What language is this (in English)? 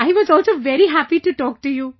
English